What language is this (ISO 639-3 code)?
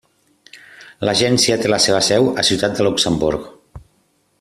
cat